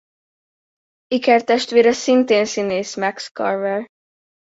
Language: Hungarian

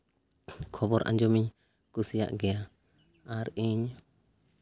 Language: Santali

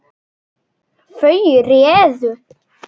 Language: Icelandic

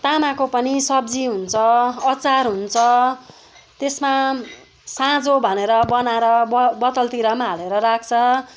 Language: Nepali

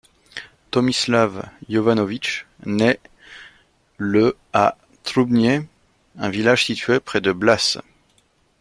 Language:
French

